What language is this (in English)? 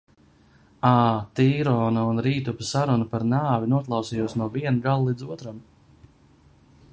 Latvian